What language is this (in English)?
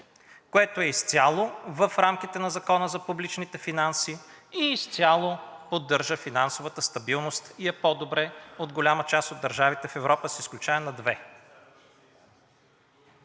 Bulgarian